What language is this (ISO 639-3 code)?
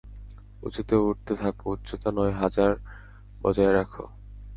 ben